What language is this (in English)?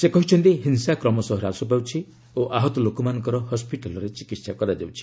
Odia